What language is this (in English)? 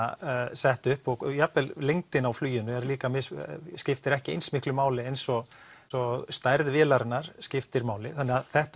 Icelandic